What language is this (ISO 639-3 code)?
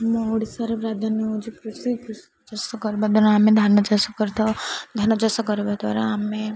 ori